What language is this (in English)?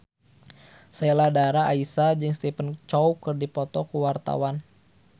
Sundanese